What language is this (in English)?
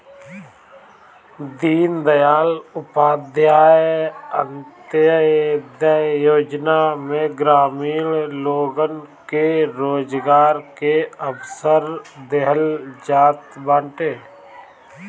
Bhojpuri